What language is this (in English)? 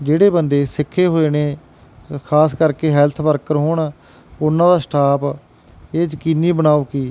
Punjabi